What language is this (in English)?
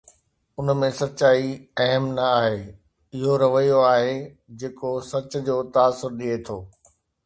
Sindhi